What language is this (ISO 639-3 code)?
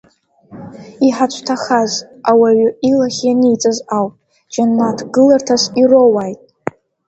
abk